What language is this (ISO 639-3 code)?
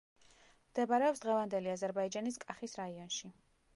kat